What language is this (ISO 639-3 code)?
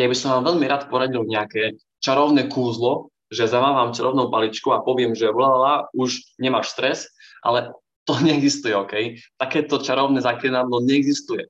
slk